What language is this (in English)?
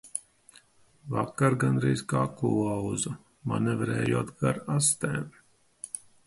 Latvian